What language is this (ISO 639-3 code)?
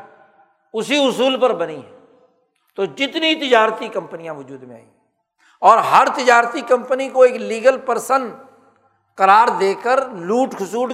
urd